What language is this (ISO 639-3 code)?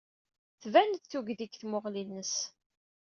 kab